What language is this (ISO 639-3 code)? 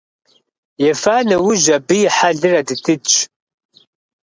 kbd